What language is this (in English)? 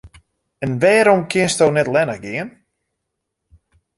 Western Frisian